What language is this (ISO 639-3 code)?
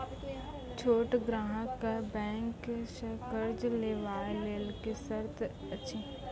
mai